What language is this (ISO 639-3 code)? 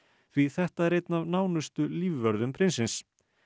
isl